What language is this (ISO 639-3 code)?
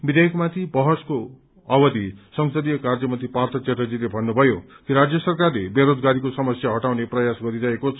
nep